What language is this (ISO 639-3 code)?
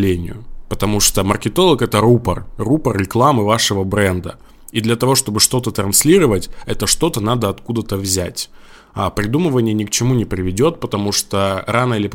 rus